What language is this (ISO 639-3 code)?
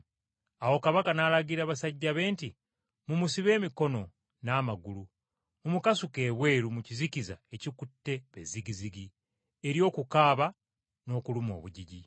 lug